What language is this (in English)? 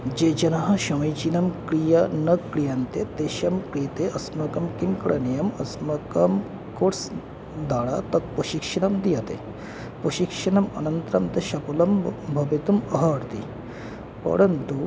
Sanskrit